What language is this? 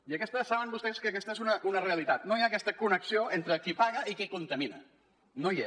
Catalan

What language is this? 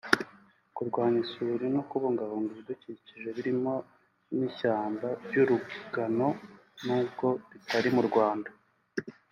Kinyarwanda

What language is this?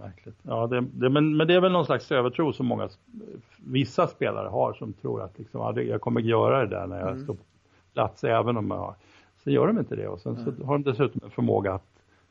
Swedish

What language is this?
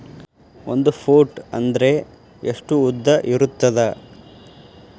Kannada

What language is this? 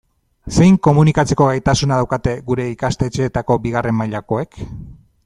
Basque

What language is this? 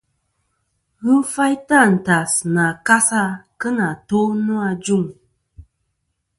Kom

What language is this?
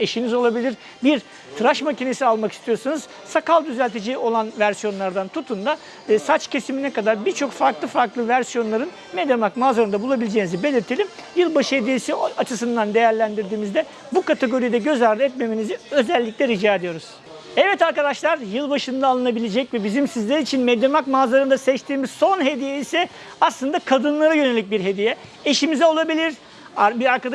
Turkish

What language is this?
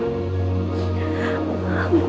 Indonesian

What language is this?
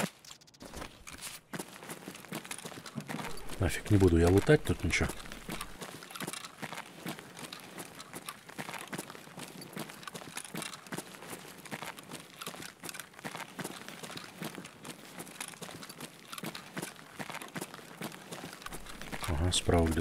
Russian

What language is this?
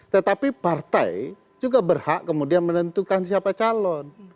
Indonesian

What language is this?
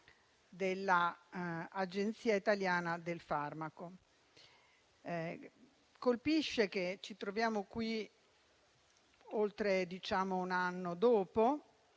Italian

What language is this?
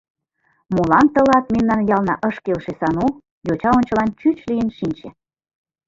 Mari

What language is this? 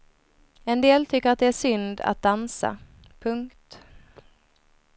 Swedish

